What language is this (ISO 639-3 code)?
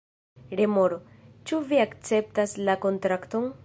epo